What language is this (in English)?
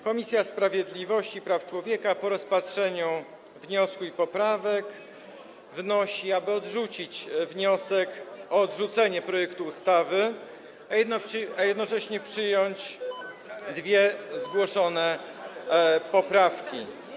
Polish